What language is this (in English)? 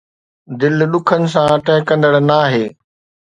Sindhi